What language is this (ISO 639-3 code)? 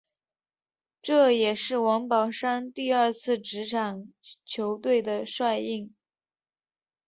zho